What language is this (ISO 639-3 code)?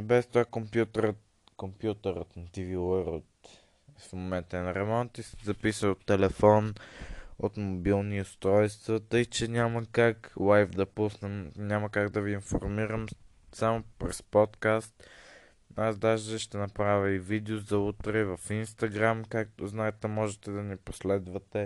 bul